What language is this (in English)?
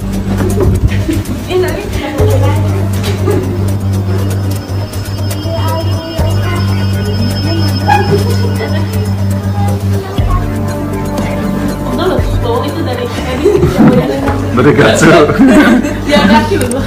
Indonesian